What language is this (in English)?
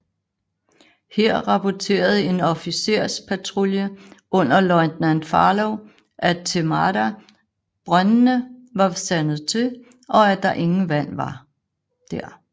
Danish